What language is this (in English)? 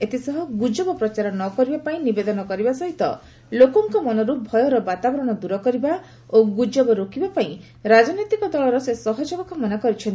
Odia